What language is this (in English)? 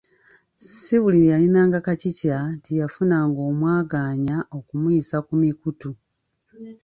Ganda